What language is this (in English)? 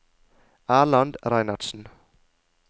Norwegian